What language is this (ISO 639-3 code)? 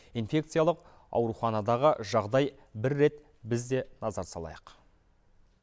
kaz